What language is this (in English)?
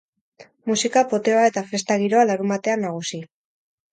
Basque